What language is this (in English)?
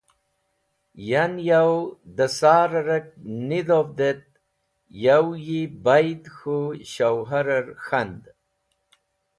Wakhi